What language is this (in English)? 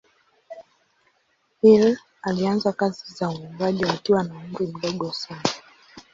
Swahili